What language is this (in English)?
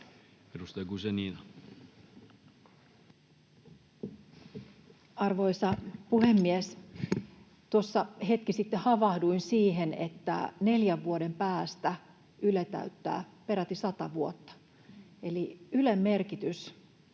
Finnish